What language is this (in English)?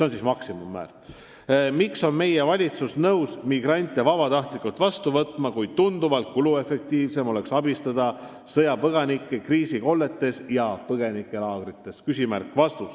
Estonian